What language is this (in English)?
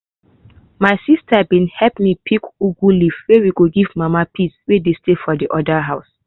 Nigerian Pidgin